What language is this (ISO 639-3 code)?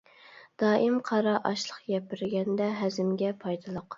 uig